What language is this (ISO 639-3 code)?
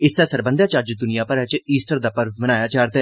doi